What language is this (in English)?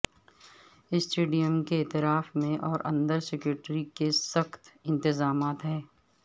Urdu